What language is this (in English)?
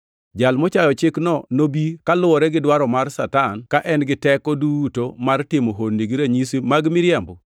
Luo (Kenya and Tanzania)